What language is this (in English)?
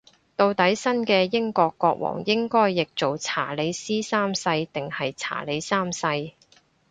Cantonese